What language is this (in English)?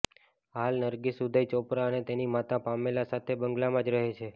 Gujarati